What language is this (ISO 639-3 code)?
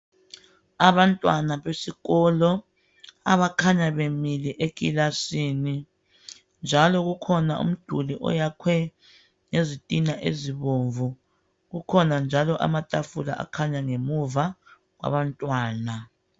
nde